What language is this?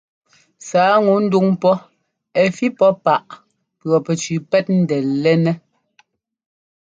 Ngomba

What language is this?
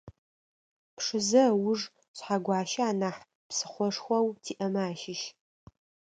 Adyghe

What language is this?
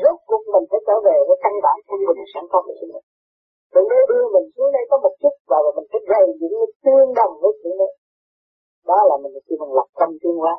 Vietnamese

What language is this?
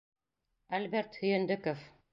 Bashkir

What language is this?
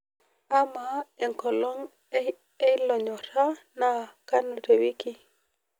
Masai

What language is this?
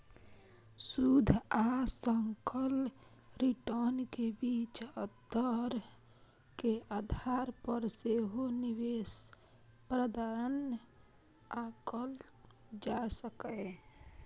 Maithili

